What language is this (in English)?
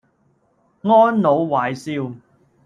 Cantonese